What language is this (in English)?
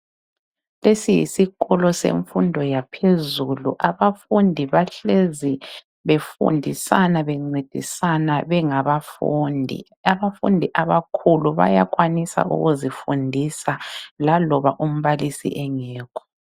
North Ndebele